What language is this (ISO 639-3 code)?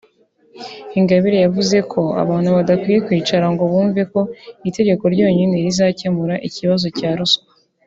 kin